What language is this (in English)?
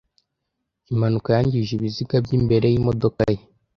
Kinyarwanda